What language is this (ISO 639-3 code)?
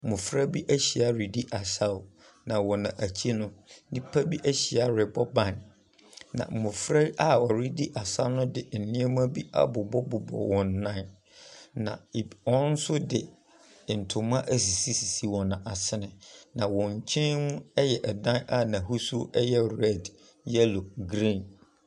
aka